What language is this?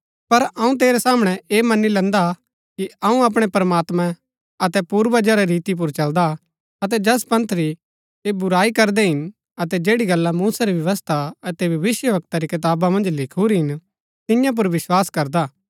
Gaddi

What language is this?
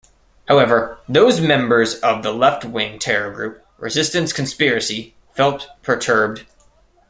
English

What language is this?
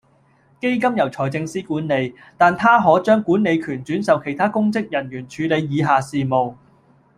Cantonese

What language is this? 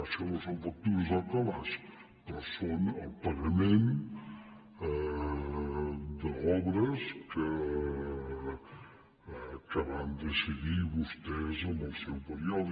Catalan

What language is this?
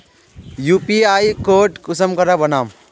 Magahi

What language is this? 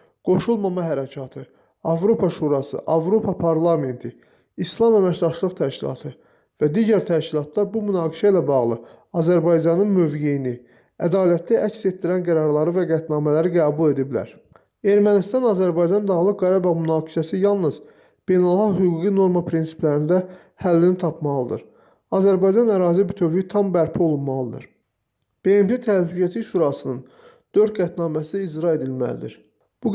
Azerbaijani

